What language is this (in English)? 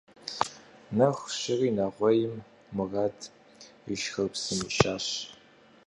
Kabardian